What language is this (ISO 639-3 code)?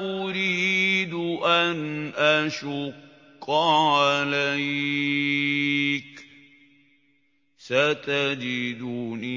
ara